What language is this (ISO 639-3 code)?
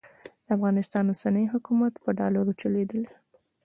pus